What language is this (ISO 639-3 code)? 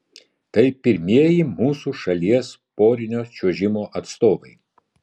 lit